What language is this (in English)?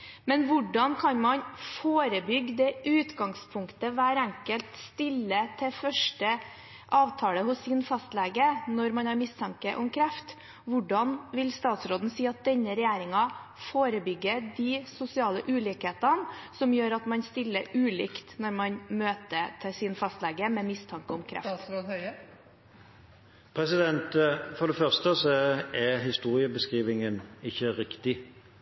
Norwegian Bokmål